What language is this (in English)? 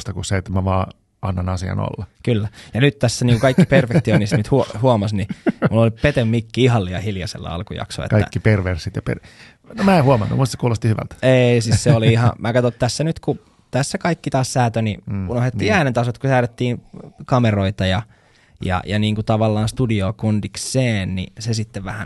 Finnish